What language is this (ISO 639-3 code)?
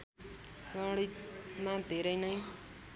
nep